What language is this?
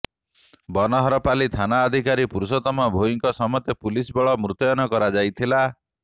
Odia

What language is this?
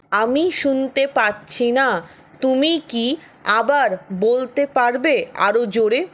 Bangla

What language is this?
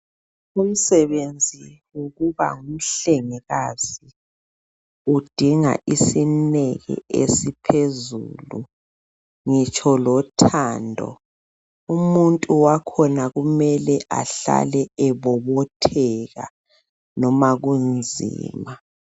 North Ndebele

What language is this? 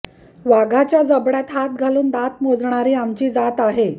Marathi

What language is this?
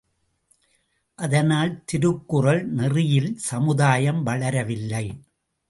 Tamil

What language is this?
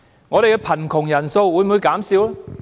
Cantonese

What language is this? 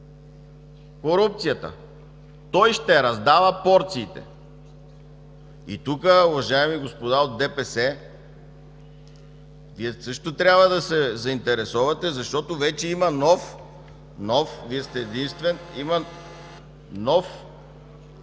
Bulgarian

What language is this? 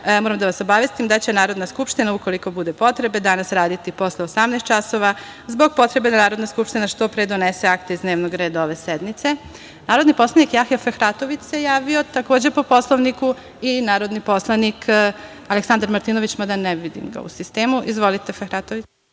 Serbian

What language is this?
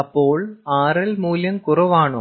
Malayalam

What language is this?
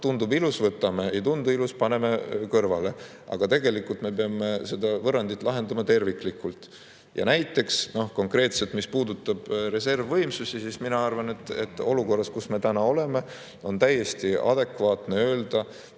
Estonian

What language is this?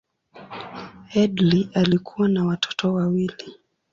Swahili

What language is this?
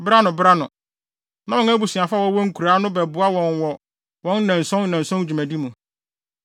Akan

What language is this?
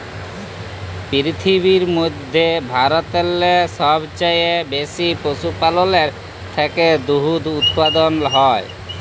Bangla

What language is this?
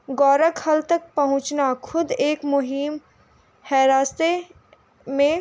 Urdu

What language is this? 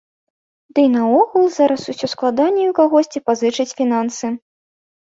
Belarusian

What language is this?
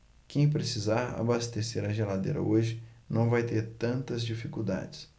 Portuguese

